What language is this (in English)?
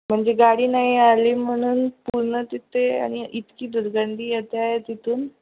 Marathi